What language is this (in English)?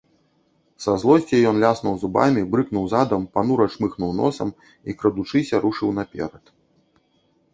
Belarusian